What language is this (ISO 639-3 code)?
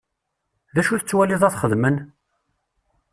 kab